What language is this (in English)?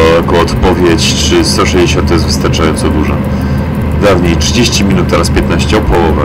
Polish